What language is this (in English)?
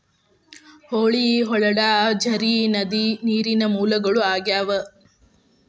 Kannada